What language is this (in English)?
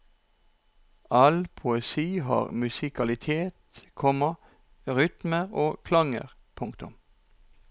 Norwegian